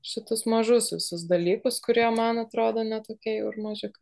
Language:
Lithuanian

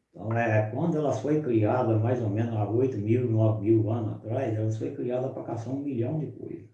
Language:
Portuguese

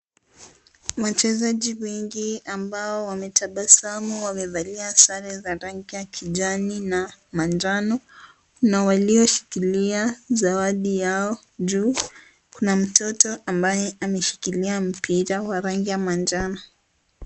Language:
Swahili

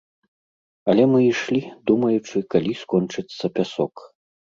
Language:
Belarusian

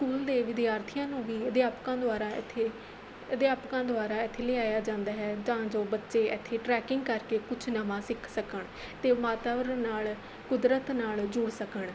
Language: Punjabi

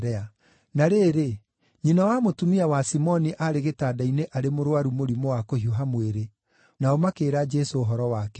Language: Kikuyu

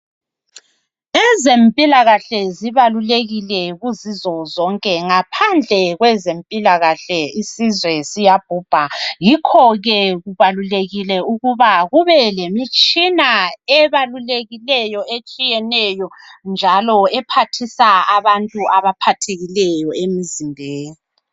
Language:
North Ndebele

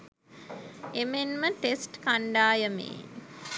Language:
Sinhala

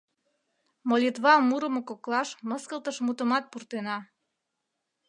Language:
Mari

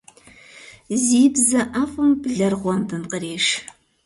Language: Kabardian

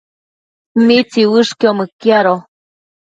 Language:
Matsés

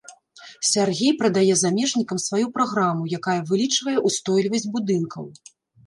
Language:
Belarusian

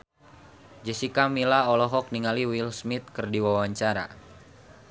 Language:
Sundanese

